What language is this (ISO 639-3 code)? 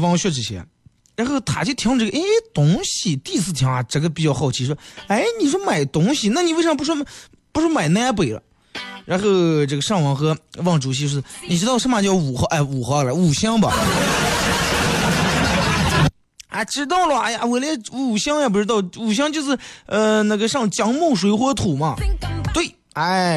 zho